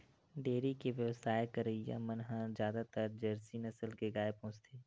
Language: Chhattisgarhi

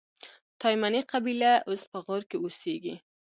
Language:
Pashto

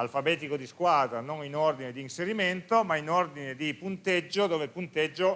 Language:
Italian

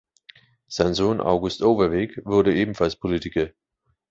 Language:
German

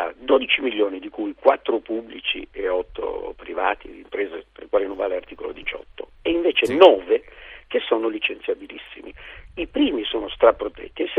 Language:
Italian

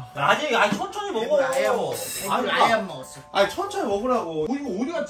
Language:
Korean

